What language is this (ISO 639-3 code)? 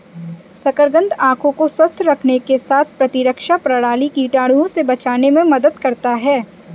hin